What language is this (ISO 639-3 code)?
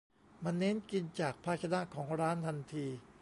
tha